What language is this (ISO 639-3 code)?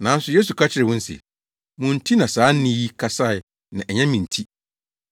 aka